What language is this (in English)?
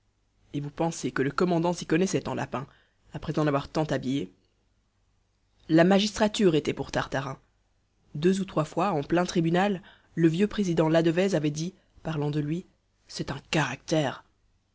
French